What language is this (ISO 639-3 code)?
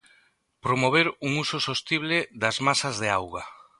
glg